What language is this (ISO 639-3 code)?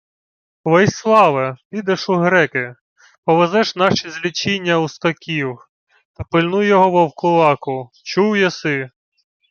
ukr